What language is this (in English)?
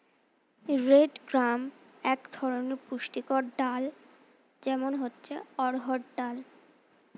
Bangla